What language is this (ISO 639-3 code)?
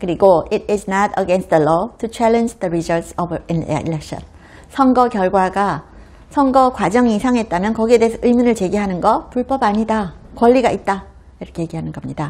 kor